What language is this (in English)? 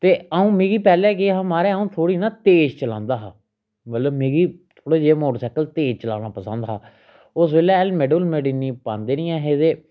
Dogri